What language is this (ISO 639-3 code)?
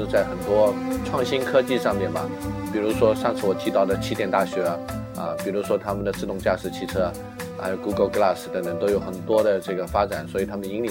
zho